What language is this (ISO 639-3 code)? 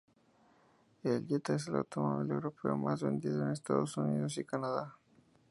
spa